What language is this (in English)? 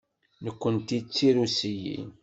Kabyle